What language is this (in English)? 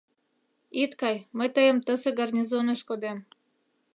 Mari